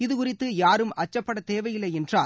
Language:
Tamil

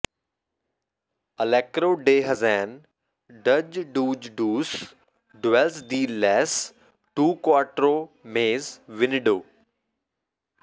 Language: Punjabi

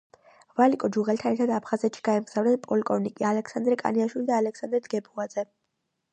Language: Georgian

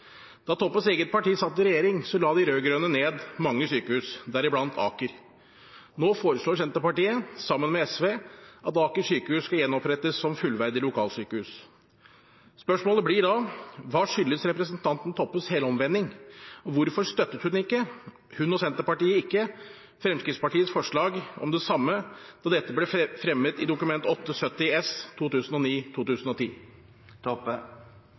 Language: Norwegian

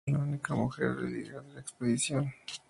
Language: Spanish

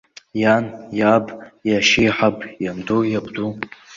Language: Abkhazian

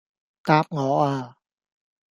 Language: Cantonese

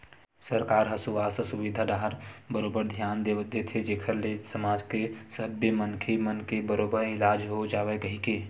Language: Chhattisgarhi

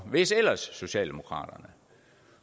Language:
Danish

